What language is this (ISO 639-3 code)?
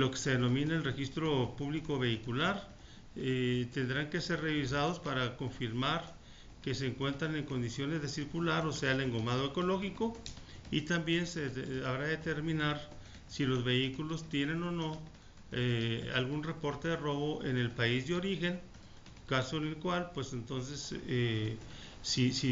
spa